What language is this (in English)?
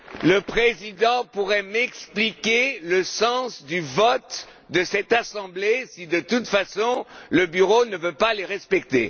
French